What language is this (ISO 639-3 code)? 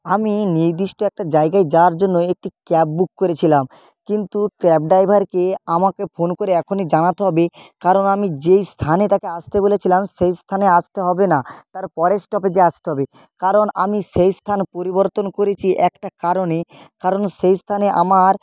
ben